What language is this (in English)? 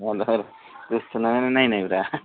Bodo